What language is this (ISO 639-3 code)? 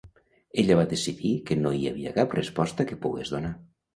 cat